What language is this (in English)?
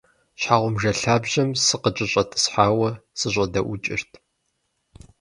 Kabardian